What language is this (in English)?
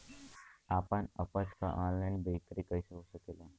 Bhojpuri